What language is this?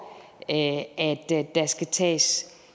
Danish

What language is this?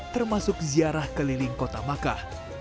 Indonesian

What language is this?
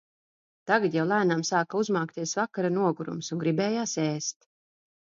Latvian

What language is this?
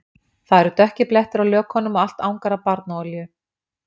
Icelandic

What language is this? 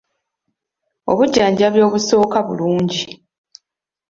Ganda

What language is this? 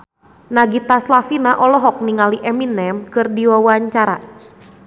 Sundanese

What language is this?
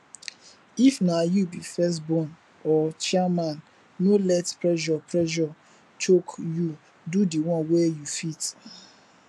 Nigerian Pidgin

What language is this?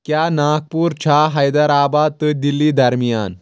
Kashmiri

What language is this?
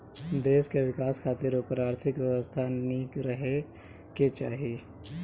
Bhojpuri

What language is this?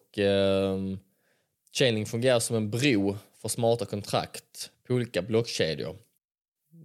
Swedish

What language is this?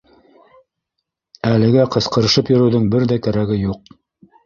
Bashkir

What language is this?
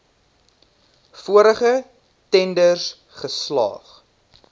Afrikaans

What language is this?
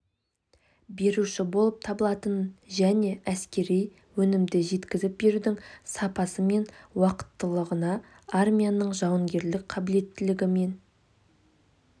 Kazakh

